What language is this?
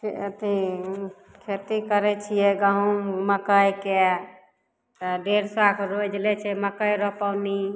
Maithili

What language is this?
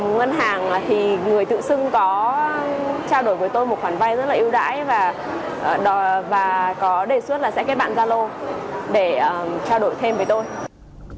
Vietnamese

